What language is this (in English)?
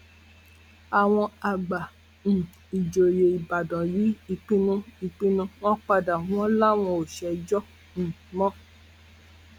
Yoruba